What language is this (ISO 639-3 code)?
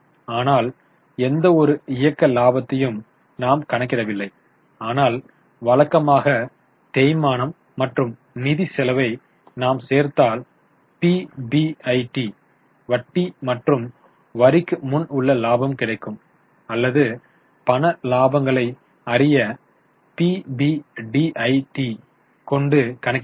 tam